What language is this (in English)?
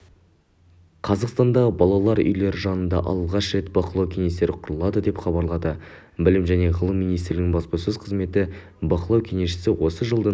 Kazakh